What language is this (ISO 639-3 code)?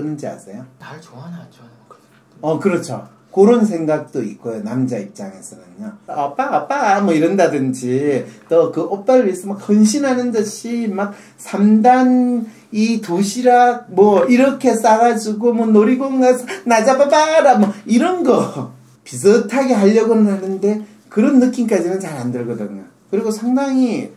kor